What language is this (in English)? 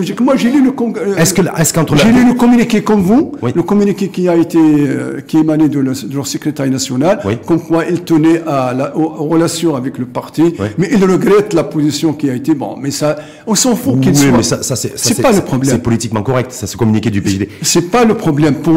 French